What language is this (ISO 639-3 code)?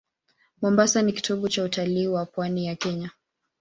swa